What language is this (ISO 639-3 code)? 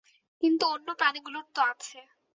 ben